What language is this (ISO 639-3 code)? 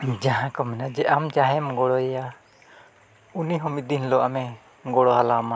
sat